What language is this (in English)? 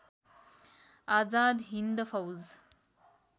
Nepali